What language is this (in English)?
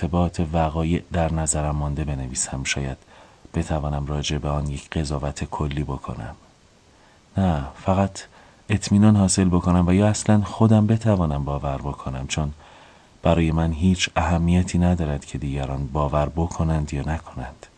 Persian